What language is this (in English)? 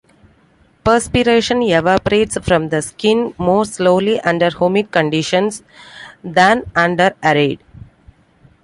English